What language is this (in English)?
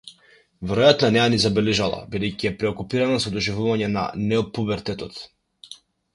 Macedonian